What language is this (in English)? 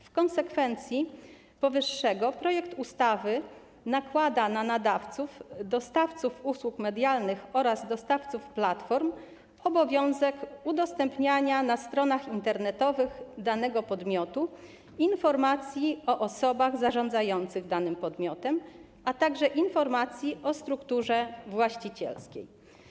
Polish